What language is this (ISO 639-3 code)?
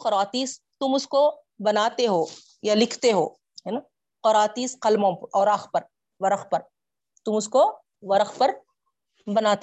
urd